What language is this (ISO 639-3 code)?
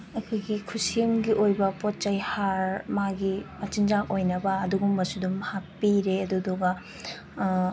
mni